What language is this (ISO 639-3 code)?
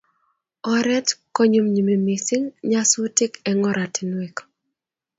kln